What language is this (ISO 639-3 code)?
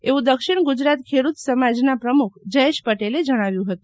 guj